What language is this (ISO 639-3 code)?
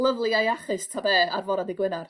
cym